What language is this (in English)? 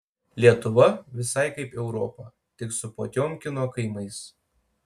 Lithuanian